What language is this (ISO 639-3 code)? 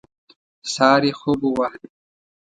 pus